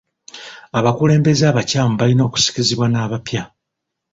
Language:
Ganda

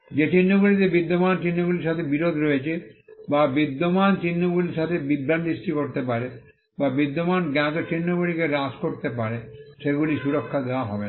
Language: Bangla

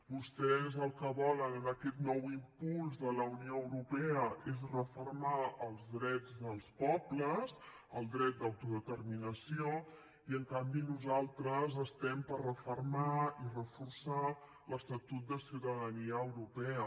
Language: Catalan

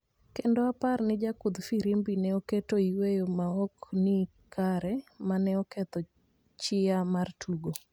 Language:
Luo (Kenya and Tanzania)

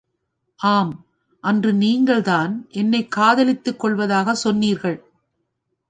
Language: Tamil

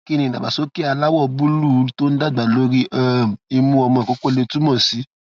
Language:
Yoruba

